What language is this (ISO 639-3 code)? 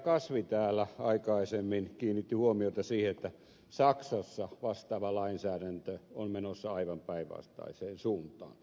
fin